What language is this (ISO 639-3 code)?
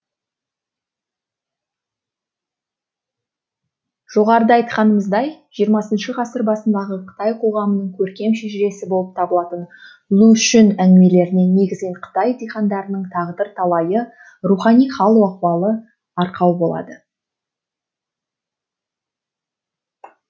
kaz